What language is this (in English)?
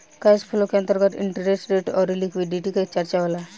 Bhojpuri